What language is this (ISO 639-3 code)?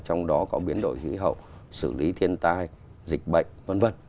vie